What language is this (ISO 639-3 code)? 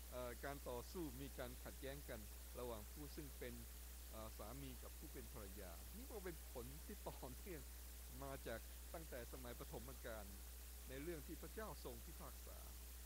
tha